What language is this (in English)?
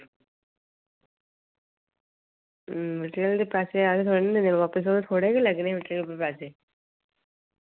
Dogri